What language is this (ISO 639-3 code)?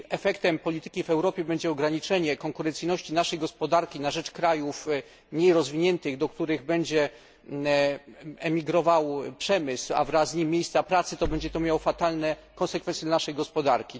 pol